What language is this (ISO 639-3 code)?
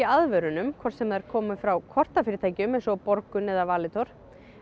isl